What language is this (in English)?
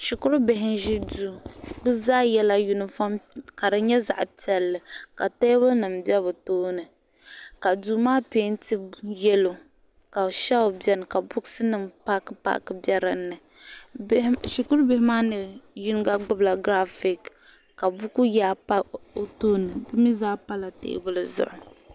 Dagbani